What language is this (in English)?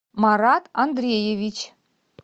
Russian